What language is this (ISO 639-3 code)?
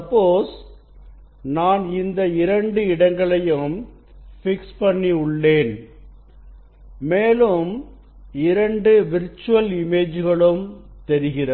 tam